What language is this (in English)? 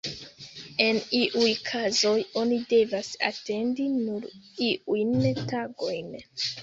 Esperanto